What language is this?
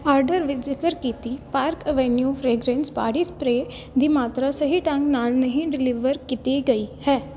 Punjabi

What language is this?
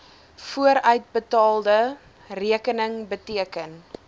Afrikaans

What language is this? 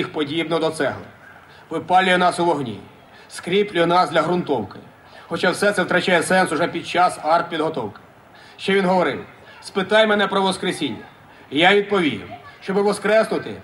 Ukrainian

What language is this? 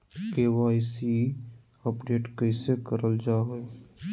Magahi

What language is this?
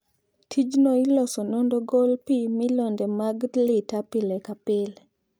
Luo (Kenya and Tanzania)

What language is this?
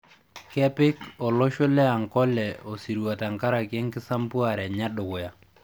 Masai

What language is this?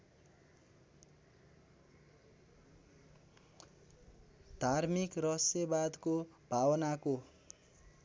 Nepali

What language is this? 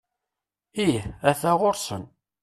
Kabyle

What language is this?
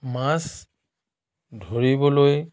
Assamese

